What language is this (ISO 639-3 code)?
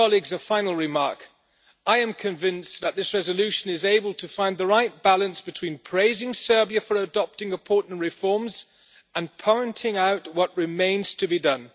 eng